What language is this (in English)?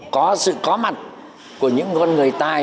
Vietnamese